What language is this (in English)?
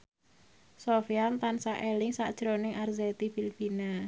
Javanese